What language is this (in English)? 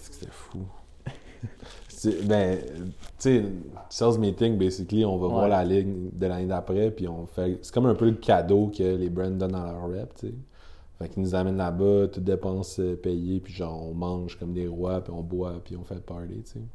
French